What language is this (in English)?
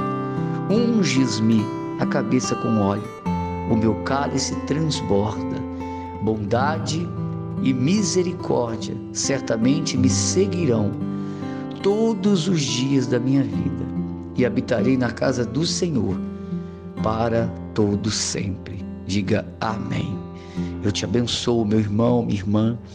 Portuguese